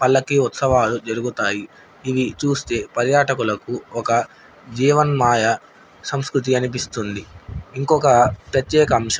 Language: Telugu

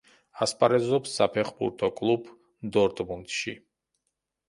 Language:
Georgian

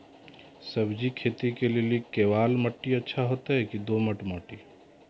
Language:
Maithili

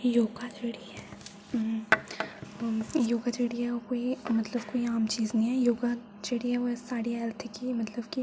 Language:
Dogri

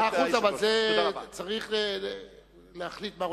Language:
Hebrew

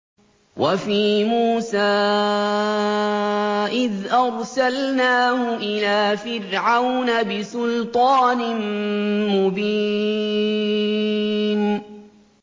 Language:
Arabic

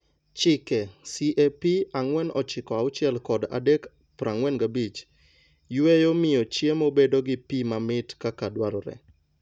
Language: Luo (Kenya and Tanzania)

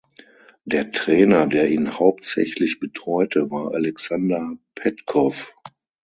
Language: German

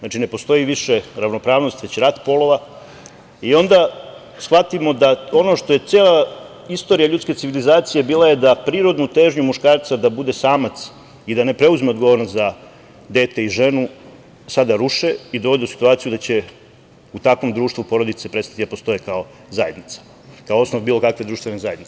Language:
Serbian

